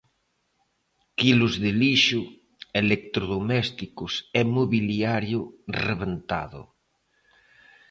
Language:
Galician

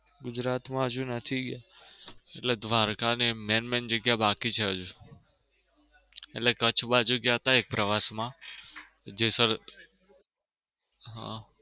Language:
Gujarati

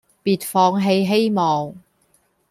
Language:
Cantonese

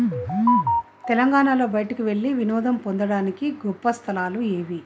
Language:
Telugu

